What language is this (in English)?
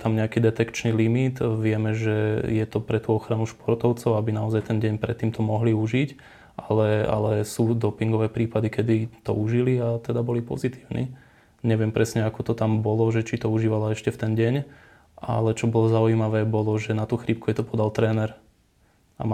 Slovak